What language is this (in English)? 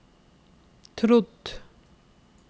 Norwegian